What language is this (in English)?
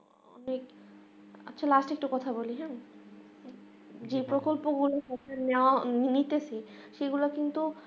Bangla